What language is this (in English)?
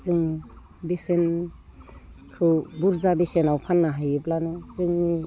Bodo